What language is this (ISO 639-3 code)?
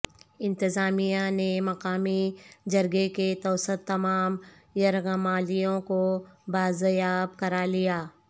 urd